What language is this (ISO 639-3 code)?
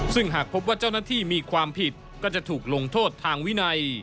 tha